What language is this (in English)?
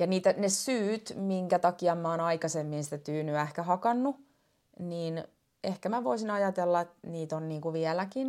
Finnish